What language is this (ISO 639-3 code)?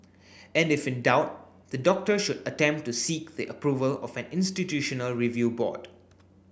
eng